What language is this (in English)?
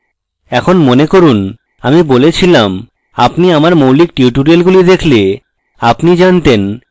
Bangla